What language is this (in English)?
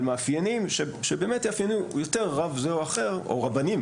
Hebrew